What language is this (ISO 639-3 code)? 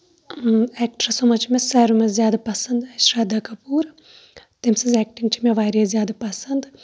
kas